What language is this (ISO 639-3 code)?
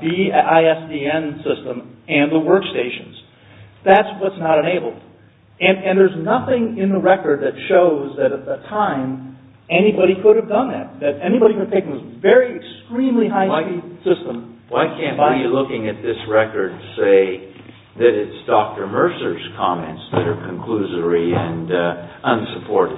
eng